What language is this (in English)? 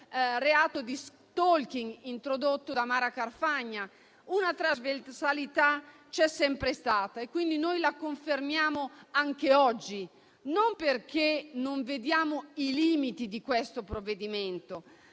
Italian